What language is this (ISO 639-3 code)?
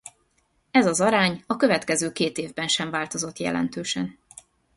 hun